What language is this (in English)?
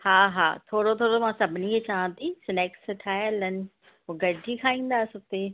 Sindhi